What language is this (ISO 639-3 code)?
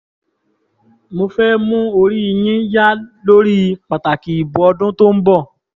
yor